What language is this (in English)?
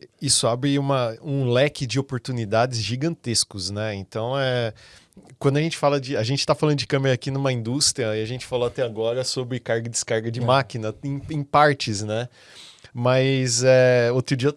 Portuguese